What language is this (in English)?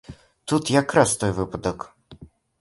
Belarusian